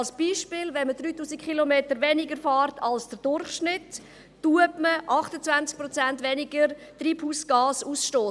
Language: Swiss German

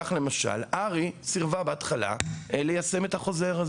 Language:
Hebrew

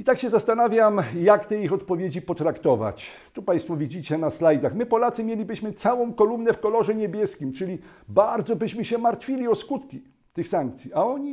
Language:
Polish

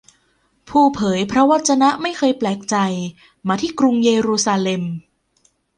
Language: Thai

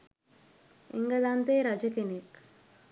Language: Sinhala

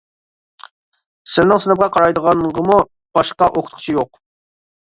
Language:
Uyghur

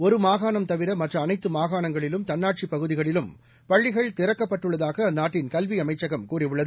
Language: Tamil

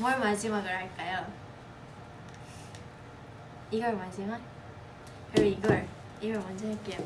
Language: Korean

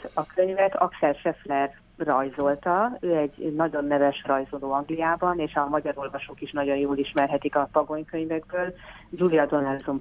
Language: Hungarian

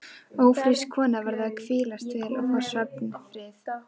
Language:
Icelandic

